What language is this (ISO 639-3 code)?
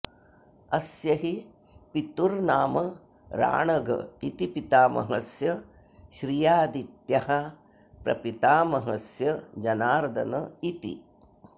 san